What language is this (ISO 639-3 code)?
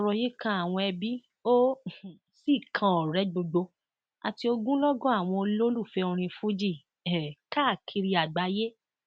yor